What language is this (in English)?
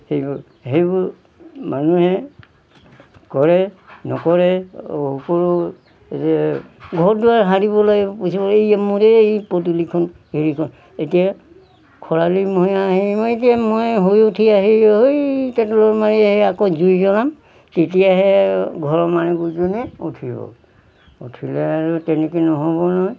Assamese